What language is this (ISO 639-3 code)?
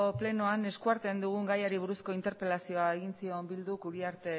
eus